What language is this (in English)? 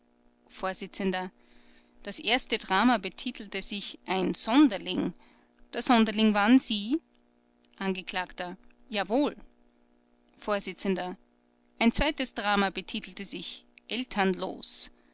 German